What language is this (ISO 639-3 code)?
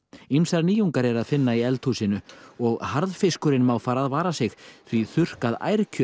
isl